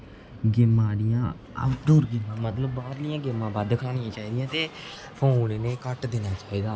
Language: Dogri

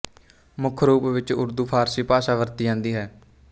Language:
Punjabi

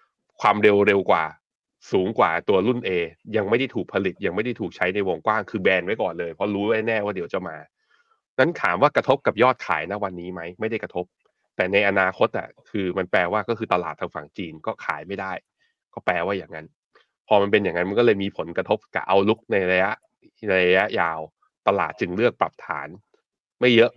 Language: Thai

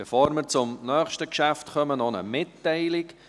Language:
Swiss German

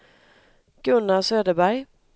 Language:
Swedish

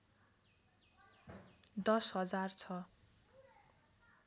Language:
Nepali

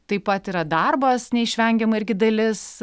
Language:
Lithuanian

